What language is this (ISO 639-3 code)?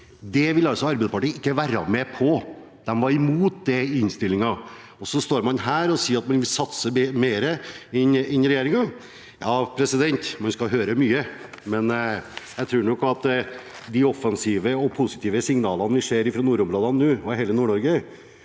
nor